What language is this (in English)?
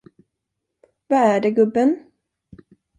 Swedish